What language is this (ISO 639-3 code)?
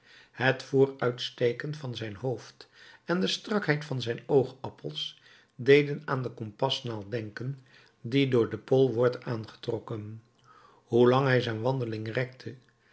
nld